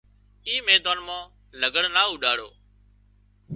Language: Wadiyara Koli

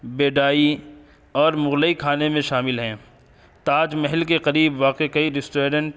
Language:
Urdu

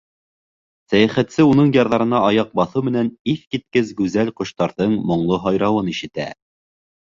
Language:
Bashkir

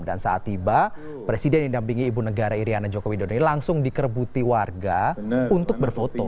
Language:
Indonesian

